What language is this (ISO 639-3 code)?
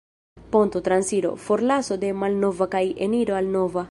epo